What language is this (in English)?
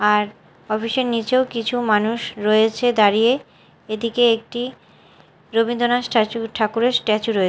Bangla